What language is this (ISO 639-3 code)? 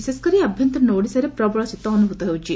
ori